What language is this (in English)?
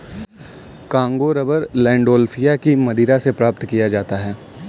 Hindi